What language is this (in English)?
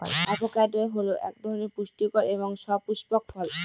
Bangla